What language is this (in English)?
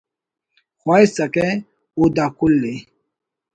Brahui